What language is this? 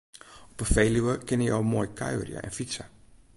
Western Frisian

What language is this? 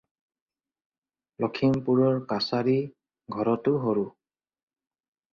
Assamese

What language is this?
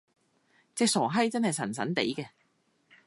Cantonese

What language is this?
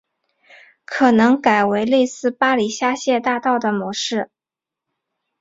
Chinese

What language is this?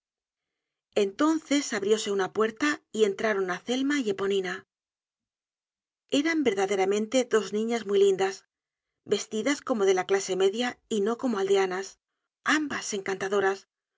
Spanish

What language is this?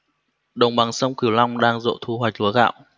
Vietnamese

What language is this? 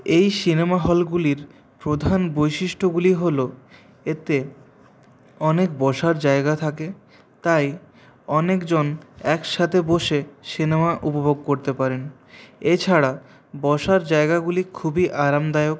Bangla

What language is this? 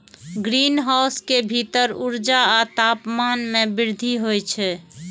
Maithili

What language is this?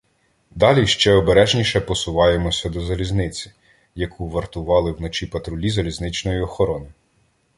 Ukrainian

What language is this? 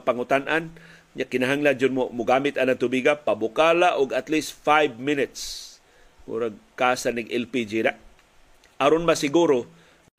Filipino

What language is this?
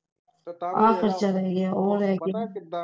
Punjabi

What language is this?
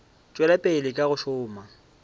Northern Sotho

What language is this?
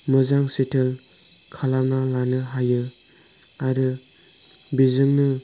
Bodo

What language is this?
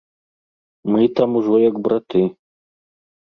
Belarusian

